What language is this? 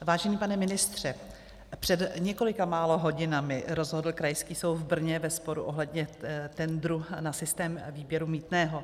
Czech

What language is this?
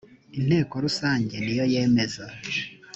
Kinyarwanda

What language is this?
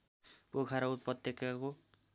Nepali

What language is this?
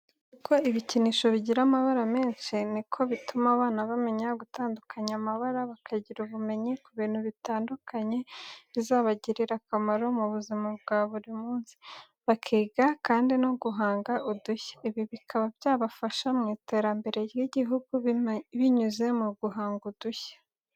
Kinyarwanda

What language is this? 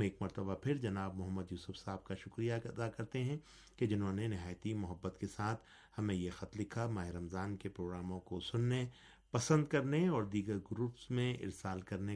Urdu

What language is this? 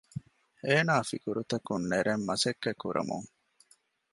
Divehi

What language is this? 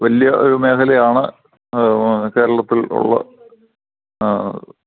Malayalam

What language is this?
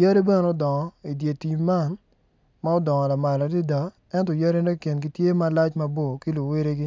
Acoli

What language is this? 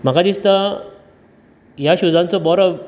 Konkani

